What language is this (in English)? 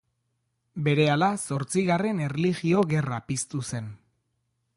Basque